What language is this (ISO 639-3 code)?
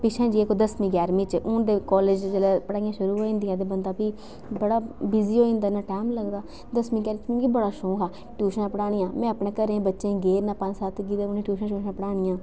doi